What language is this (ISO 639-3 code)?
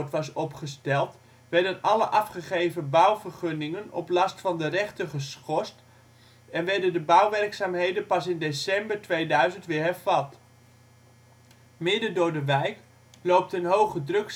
nld